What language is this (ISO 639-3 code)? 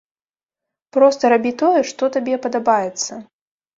bel